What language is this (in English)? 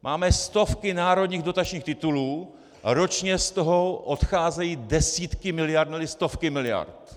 Czech